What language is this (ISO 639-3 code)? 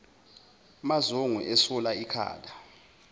zul